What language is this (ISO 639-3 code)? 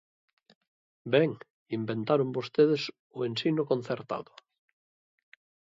glg